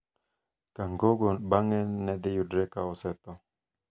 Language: Luo (Kenya and Tanzania)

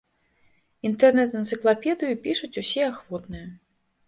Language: Belarusian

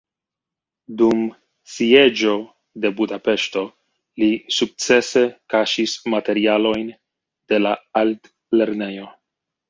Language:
Esperanto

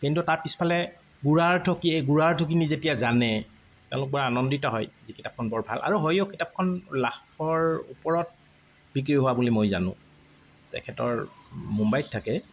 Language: Assamese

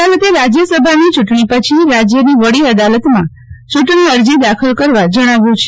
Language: Gujarati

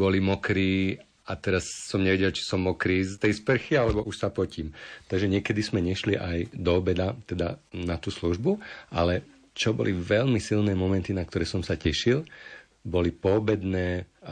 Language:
Slovak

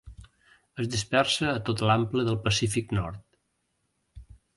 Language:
Catalan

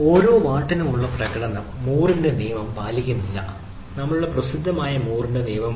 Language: Malayalam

